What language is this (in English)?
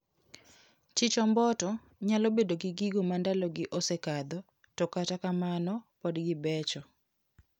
Luo (Kenya and Tanzania)